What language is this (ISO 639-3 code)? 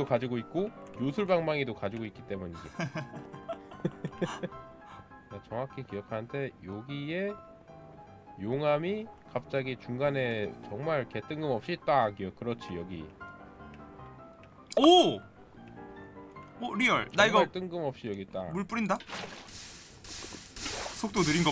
kor